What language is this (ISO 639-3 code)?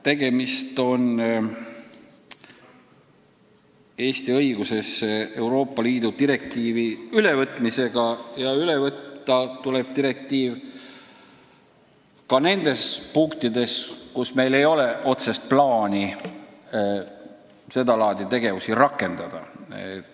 est